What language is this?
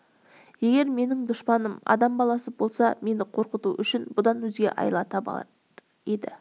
Kazakh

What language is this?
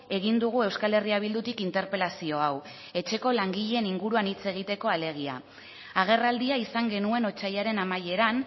Basque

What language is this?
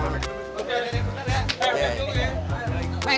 Indonesian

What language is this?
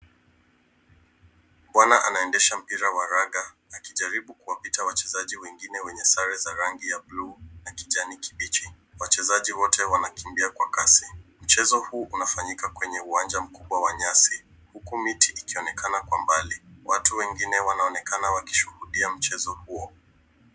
Swahili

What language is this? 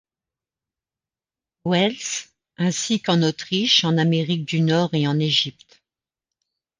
French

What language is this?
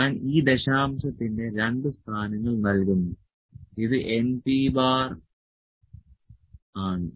Malayalam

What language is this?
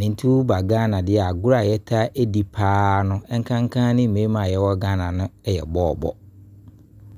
Abron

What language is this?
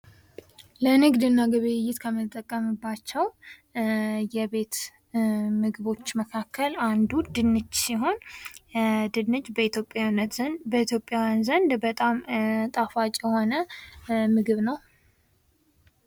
Amharic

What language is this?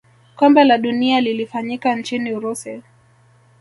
Swahili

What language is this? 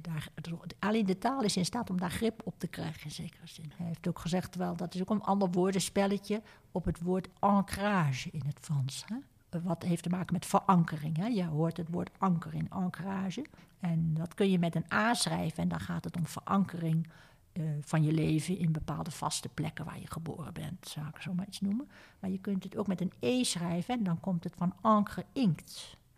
Dutch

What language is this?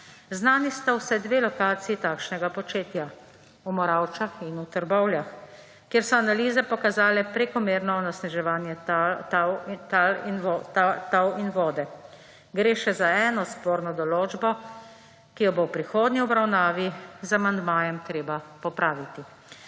Slovenian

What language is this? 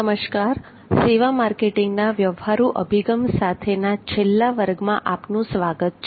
Gujarati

